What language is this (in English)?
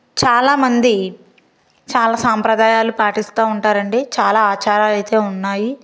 Telugu